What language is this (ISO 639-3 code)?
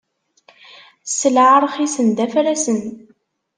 kab